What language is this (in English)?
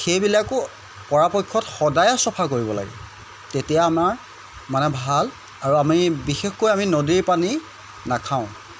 Assamese